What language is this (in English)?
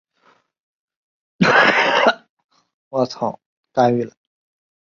Chinese